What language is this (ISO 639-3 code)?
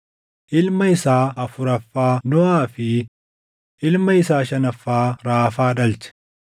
orm